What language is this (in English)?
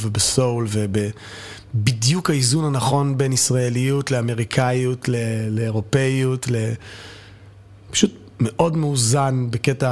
Hebrew